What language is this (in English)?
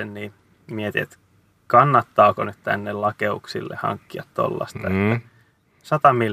Finnish